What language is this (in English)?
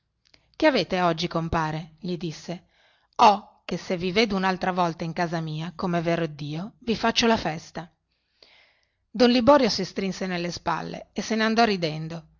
Italian